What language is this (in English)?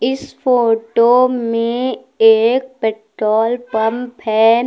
Hindi